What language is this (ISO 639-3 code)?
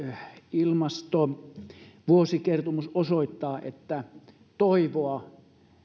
fin